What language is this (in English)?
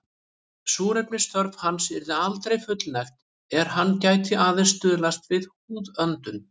Icelandic